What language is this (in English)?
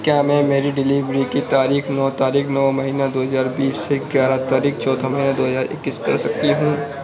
Urdu